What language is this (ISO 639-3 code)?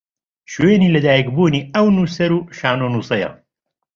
ckb